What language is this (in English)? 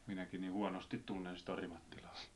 Finnish